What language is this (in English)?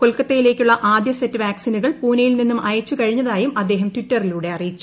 Malayalam